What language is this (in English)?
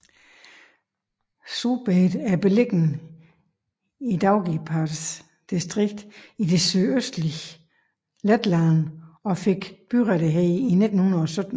Danish